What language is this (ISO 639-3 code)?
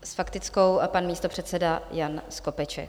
ces